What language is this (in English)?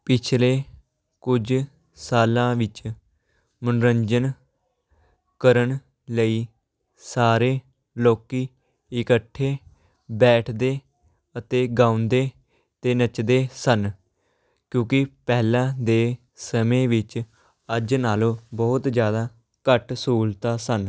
Punjabi